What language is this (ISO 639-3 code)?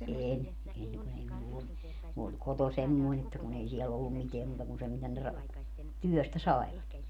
fin